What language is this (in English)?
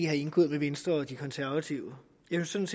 Danish